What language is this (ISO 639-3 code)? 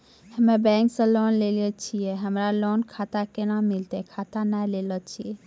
mai